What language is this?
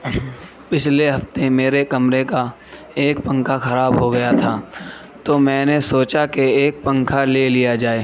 Urdu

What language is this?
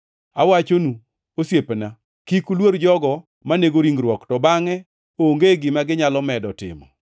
Luo (Kenya and Tanzania)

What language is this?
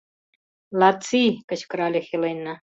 Mari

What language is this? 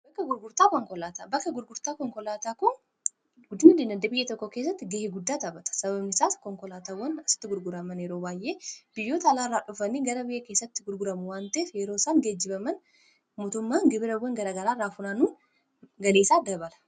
Oromo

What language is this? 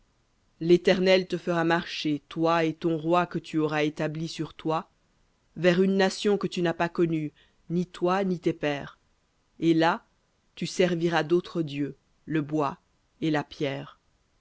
French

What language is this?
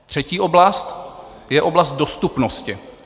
Czech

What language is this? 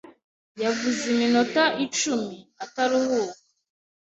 Kinyarwanda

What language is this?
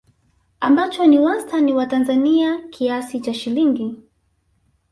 Swahili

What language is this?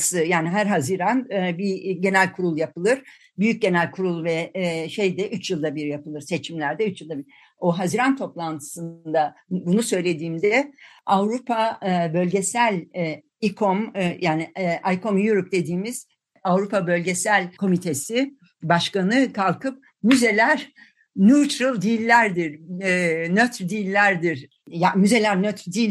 Turkish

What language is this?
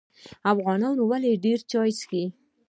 Pashto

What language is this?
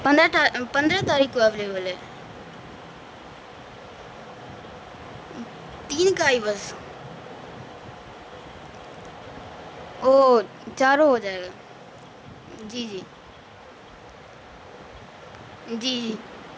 Urdu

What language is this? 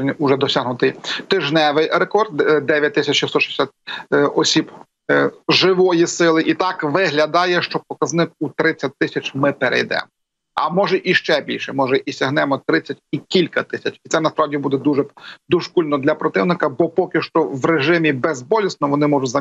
Ukrainian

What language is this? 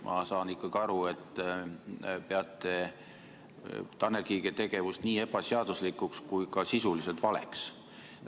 Estonian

